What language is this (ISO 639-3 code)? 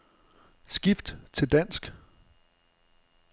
dan